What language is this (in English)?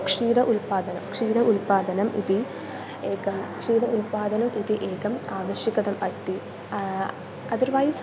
Sanskrit